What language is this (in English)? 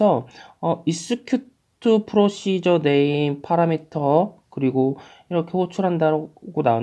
Korean